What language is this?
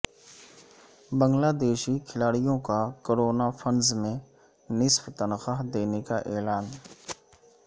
Urdu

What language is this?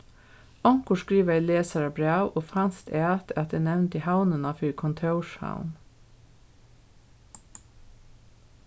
Faroese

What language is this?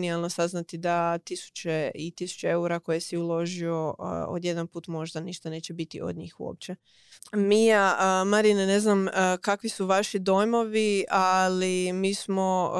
Croatian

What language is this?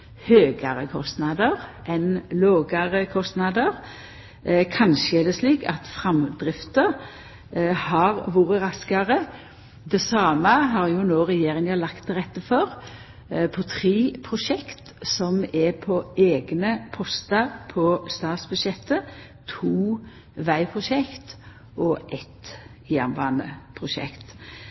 Norwegian Nynorsk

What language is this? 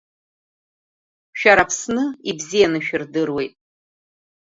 Abkhazian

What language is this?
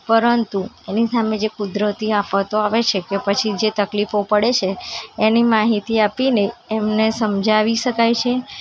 Gujarati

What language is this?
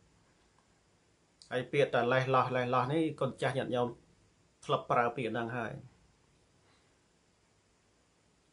Thai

